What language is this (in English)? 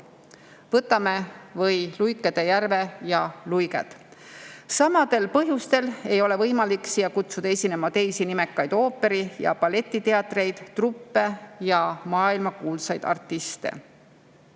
Estonian